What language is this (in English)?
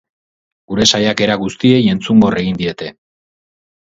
Basque